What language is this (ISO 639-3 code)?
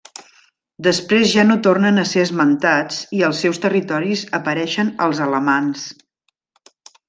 cat